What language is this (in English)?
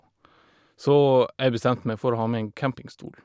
Norwegian